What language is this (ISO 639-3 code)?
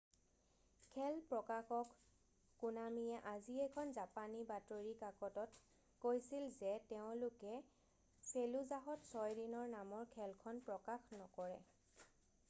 asm